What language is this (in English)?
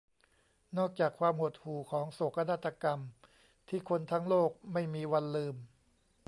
Thai